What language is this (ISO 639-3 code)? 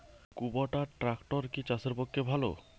ben